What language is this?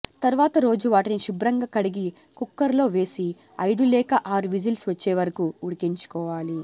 Telugu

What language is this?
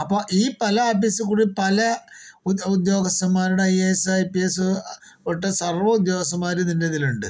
Malayalam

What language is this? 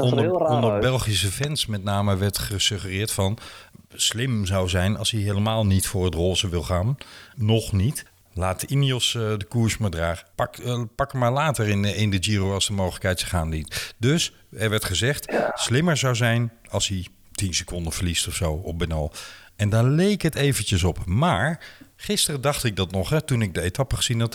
Dutch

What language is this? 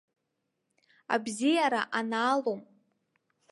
Abkhazian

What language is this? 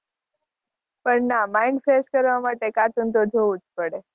Gujarati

